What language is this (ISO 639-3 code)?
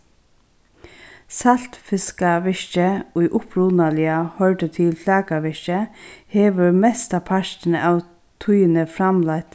fao